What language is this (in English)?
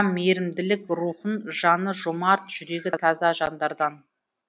Kazakh